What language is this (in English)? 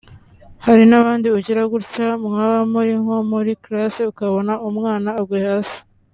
Kinyarwanda